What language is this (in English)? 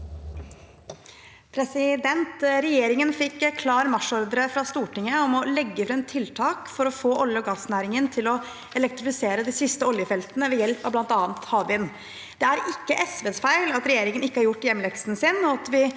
Norwegian